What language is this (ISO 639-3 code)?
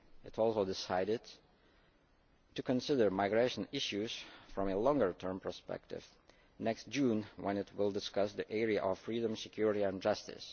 eng